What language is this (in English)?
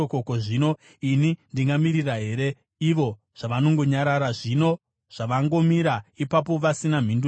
Shona